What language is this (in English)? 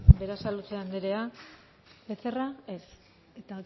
Basque